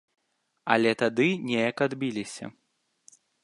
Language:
Belarusian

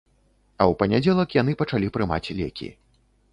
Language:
Belarusian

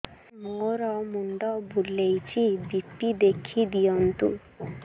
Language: Odia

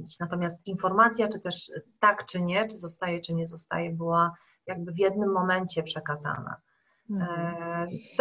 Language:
Polish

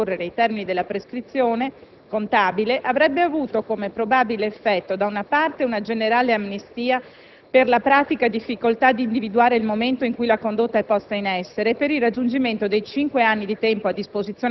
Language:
Italian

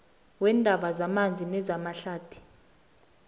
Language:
South Ndebele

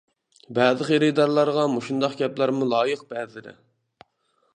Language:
Uyghur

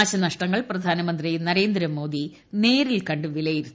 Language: Malayalam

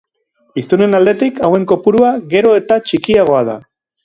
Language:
Basque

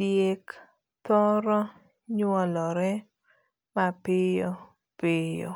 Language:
Luo (Kenya and Tanzania)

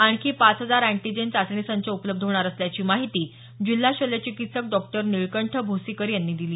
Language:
Marathi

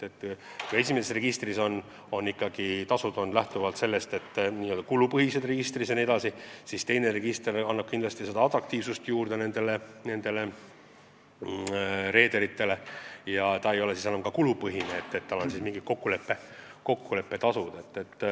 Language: Estonian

